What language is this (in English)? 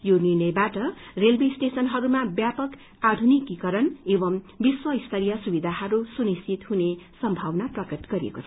Nepali